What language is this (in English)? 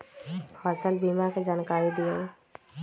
Magahi